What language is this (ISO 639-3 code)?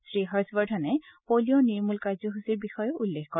asm